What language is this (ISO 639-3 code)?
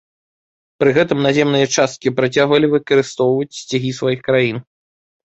bel